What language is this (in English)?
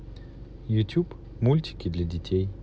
Russian